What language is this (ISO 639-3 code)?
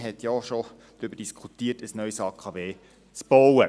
gsw